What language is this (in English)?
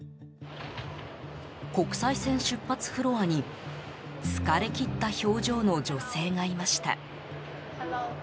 Japanese